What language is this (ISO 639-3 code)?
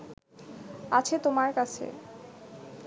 ben